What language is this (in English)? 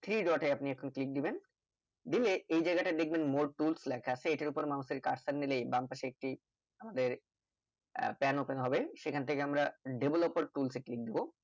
Bangla